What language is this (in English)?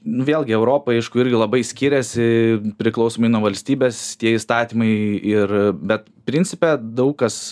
Lithuanian